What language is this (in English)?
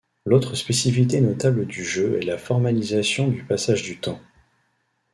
French